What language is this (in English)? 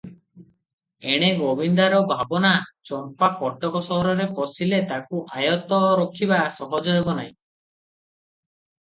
Odia